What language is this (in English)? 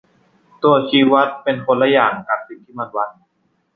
Thai